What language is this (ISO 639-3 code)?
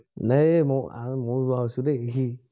asm